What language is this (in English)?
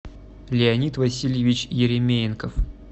Russian